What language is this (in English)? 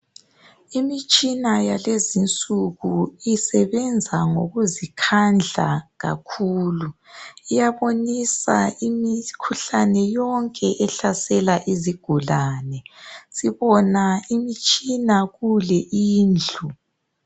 North Ndebele